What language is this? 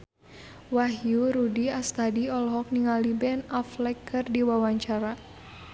Sundanese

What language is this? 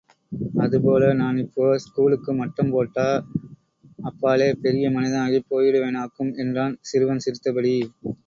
Tamil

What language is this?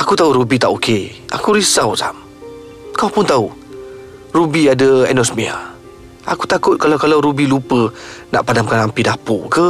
Malay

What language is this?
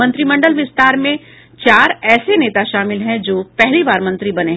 Hindi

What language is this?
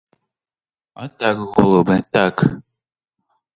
Ukrainian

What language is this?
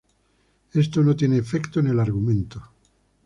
Spanish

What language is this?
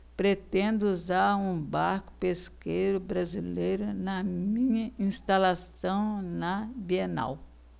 Portuguese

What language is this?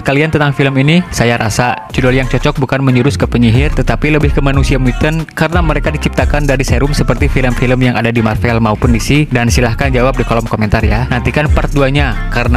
Indonesian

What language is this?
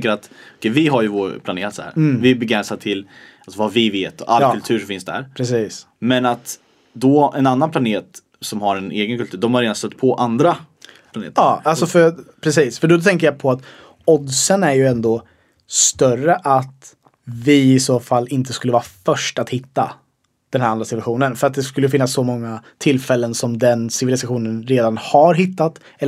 Swedish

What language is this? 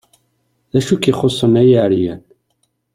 Kabyle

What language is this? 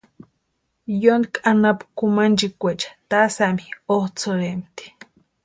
Western Highland Purepecha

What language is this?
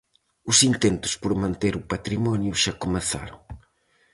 Galician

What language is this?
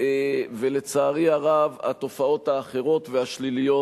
Hebrew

